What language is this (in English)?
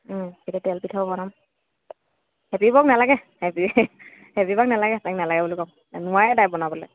Assamese